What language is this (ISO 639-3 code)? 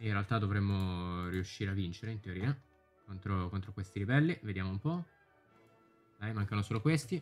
ita